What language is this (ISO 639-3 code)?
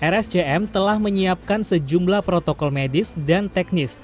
ind